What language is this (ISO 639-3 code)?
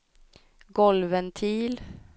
swe